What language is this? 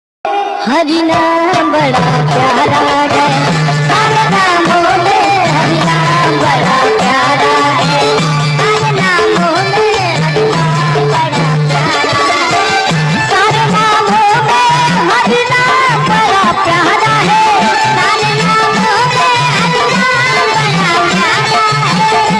Hindi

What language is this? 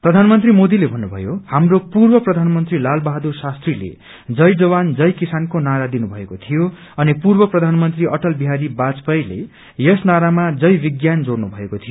Nepali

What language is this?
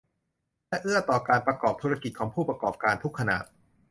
Thai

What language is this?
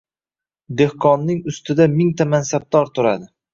Uzbek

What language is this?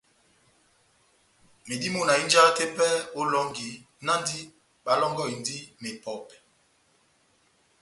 Batanga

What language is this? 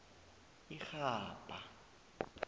South Ndebele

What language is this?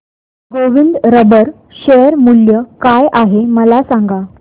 Marathi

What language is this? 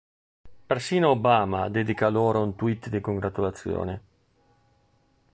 Italian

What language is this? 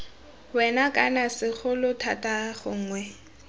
Tswana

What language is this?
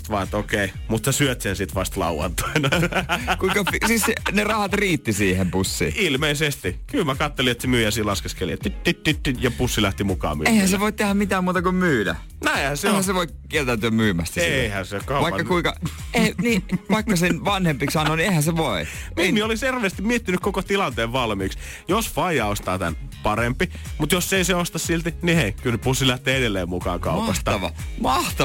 Finnish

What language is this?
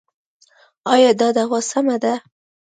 Pashto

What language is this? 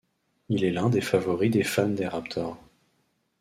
French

